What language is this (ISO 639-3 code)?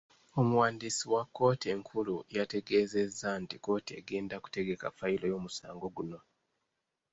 lug